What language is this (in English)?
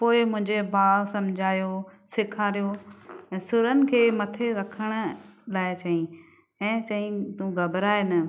Sindhi